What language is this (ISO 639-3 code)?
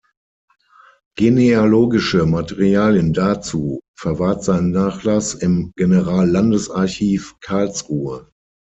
deu